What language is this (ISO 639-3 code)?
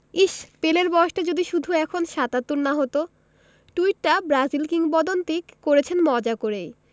ben